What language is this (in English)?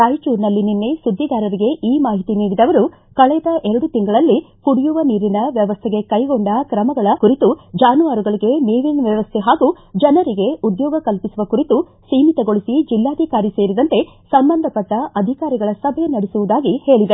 Kannada